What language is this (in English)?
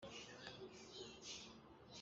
Hakha Chin